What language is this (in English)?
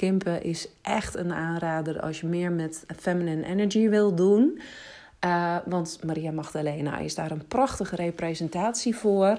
Dutch